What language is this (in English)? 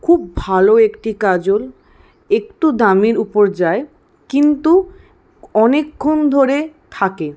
Bangla